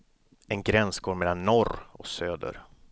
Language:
Swedish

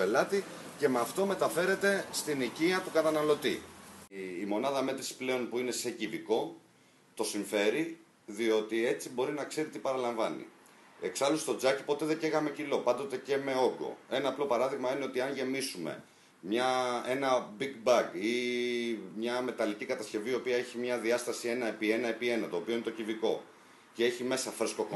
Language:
Greek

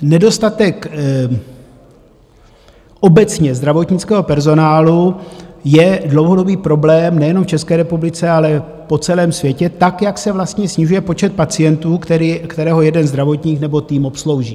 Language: Czech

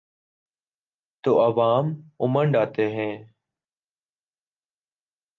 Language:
Urdu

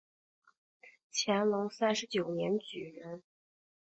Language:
Chinese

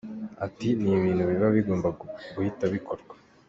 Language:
Kinyarwanda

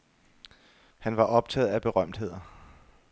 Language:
Danish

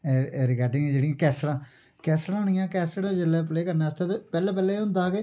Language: Dogri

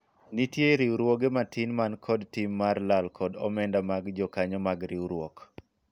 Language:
Luo (Kenya and Tanzania)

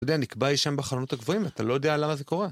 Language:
Hebrew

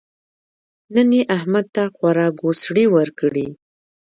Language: Pashto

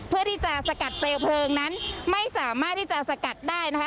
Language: Thai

